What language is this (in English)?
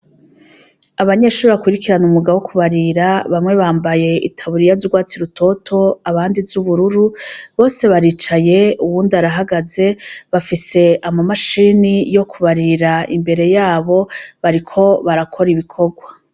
Rundi